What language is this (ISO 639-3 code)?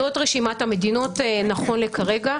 heb